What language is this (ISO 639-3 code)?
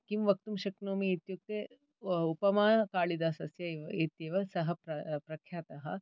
san